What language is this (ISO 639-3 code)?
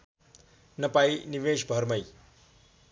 nep